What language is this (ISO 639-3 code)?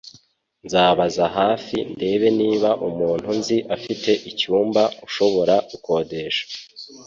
kin